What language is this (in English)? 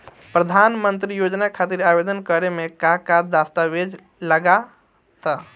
Bhojpuri